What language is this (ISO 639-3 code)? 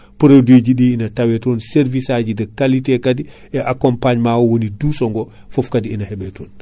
ful